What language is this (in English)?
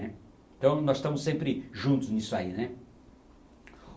Portuguese